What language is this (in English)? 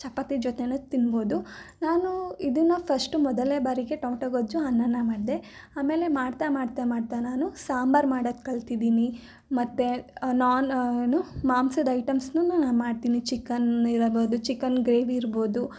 Kannada